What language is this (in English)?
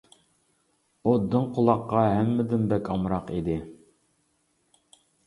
Uyghur